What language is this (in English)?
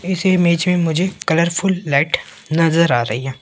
Hindi